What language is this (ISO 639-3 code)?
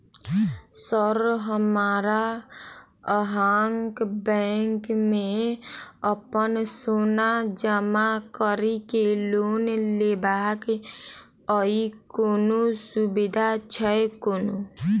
mai